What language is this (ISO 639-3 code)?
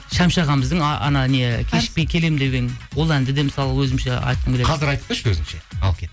kaz